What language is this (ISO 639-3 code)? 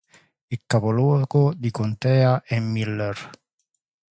ita